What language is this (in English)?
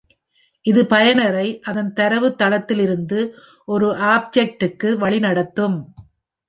Tamil